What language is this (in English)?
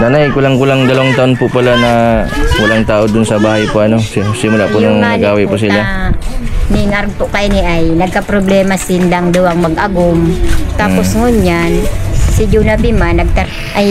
Filipino